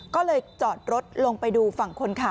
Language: Thai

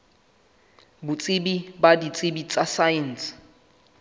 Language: Southern Sotho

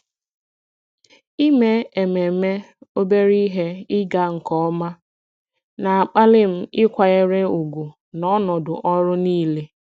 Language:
Igbo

